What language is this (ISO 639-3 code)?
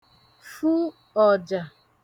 ibo